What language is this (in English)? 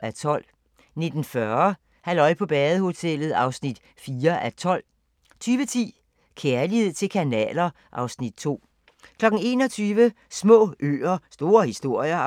Danish